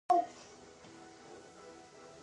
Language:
Pashto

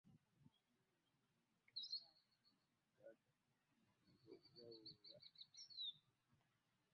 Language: Ganda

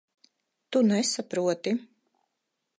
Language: Latvian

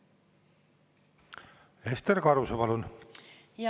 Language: Estonian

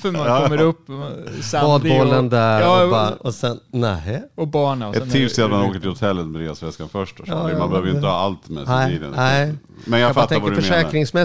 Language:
Swedish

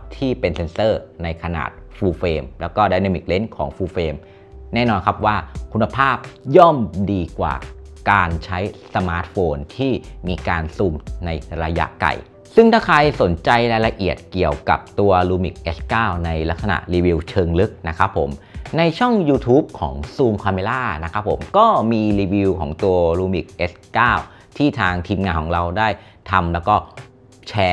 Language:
Thai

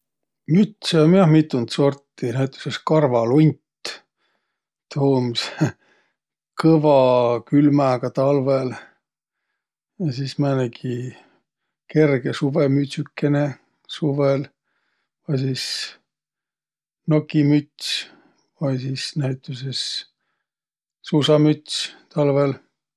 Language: Võro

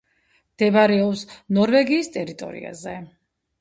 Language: Georgian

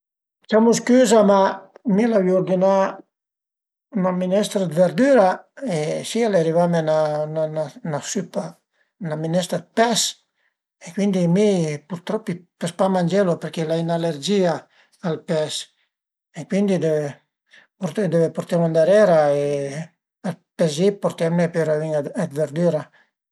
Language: Piedmontese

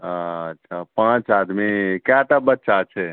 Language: Maithili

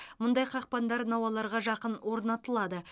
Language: Kazakh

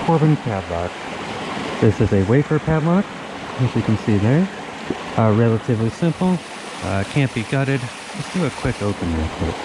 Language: English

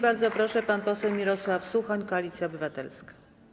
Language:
Polish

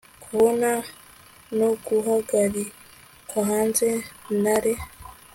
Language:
Kinyarwanda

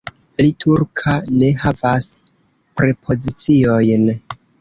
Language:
Esperanto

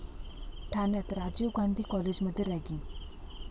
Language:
Marathi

